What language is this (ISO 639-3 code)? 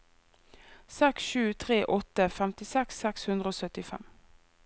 nor